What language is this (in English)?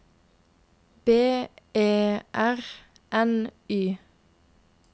Norwegian